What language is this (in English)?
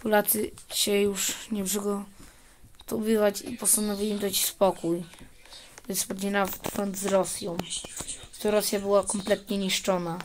Polish